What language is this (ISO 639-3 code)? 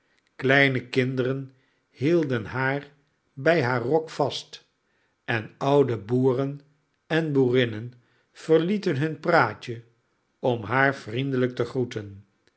nld